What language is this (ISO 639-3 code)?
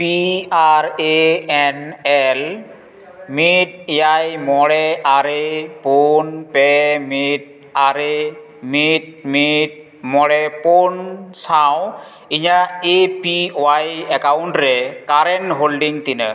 sat